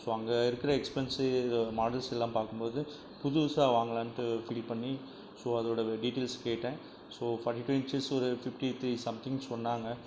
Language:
Tamil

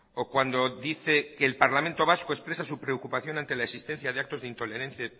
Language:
Spanish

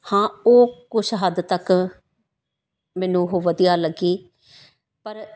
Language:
Punjabi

